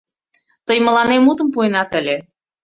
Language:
Mari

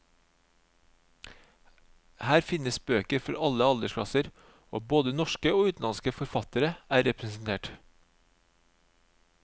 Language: Norwegian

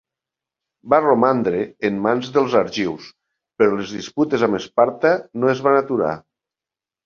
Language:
Catalan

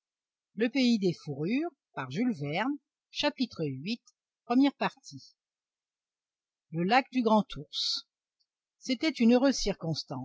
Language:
French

